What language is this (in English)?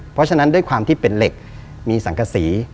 Thai